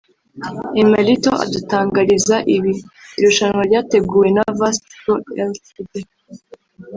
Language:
Kinyarwanda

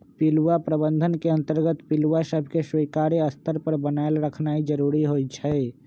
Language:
Magahi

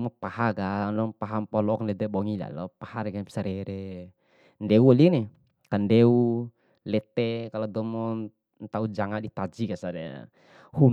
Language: Bima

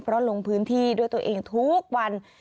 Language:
Thai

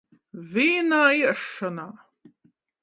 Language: Latgalian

